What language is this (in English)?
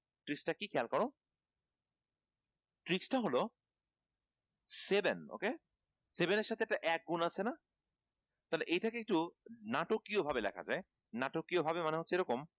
Bangla